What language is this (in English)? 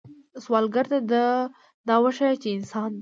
Pashto